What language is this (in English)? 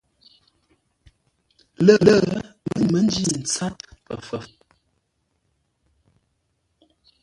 Ngombale